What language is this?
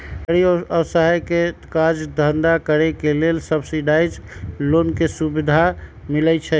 Magahi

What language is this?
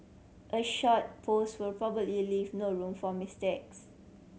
English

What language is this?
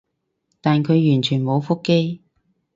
Cantonese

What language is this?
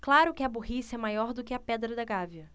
Portuguese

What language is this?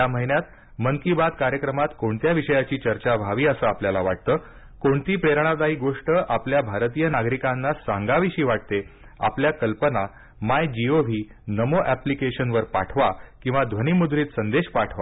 Marathi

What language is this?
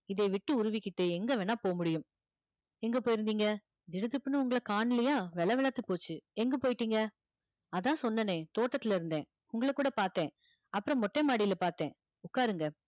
Tamil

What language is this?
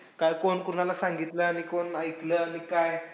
Marathi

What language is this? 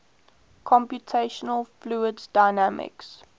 English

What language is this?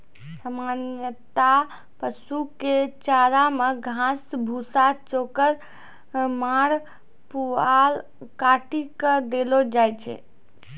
Maithili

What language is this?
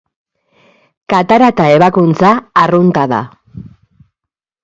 Basque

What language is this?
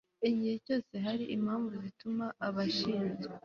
Kinyarwanda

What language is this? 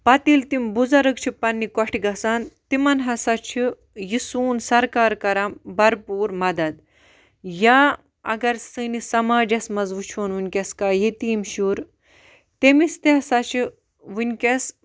Kashmiri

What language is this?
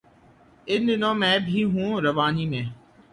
Urdu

